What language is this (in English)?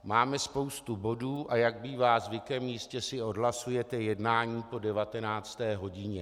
Czech